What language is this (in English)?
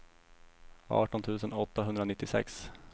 Swedish